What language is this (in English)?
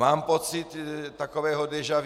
Czech